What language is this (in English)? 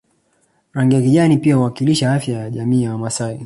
Swahili